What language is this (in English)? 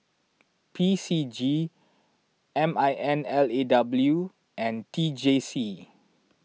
English